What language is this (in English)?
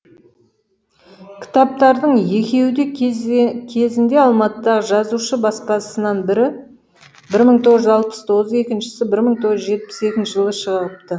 Kazakh